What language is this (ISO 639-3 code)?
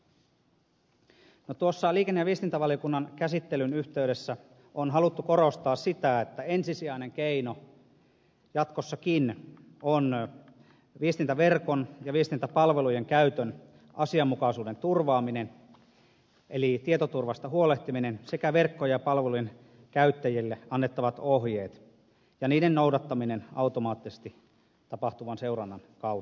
fin